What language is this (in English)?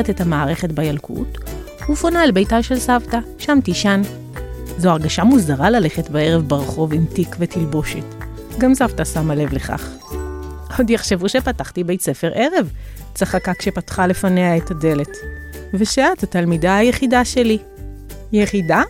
Hebrew